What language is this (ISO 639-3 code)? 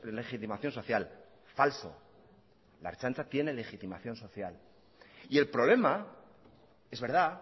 spa